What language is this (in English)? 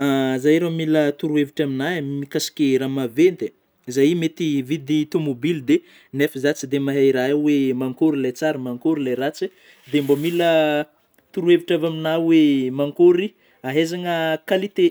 Northern Betsimisaraka Malagasy